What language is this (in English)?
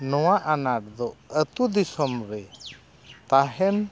Santali